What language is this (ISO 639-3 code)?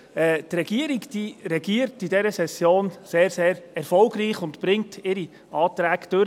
gsw